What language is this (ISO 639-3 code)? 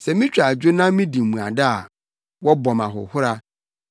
aka